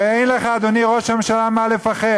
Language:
Hebrew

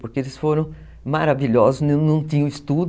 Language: Portuguese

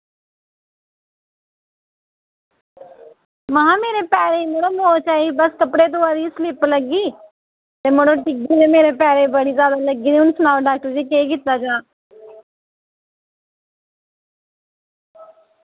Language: Dogri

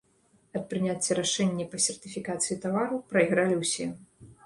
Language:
Belarusian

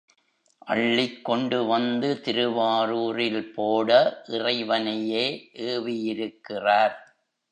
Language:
Tamil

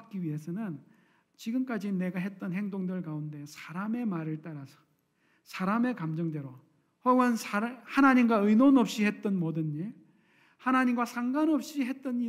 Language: Korean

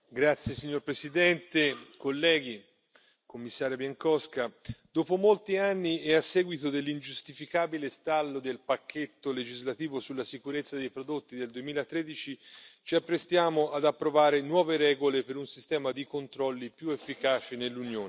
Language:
Italian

